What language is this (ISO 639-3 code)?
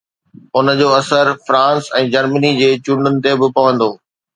snd